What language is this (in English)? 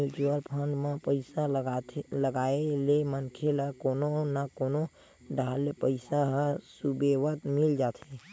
Chhattisgarhi